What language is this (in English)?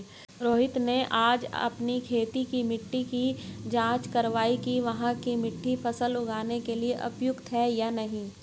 Hindi